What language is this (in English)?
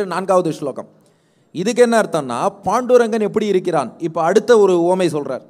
Hindi